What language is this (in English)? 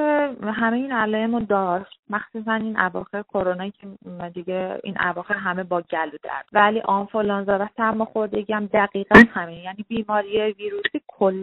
Persian